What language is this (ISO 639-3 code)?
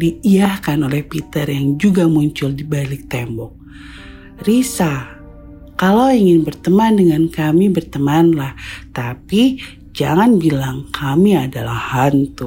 ind